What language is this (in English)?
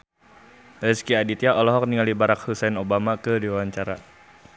Sundanese